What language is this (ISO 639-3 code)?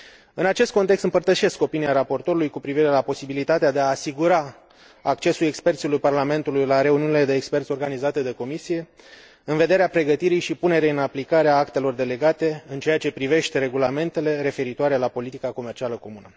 ron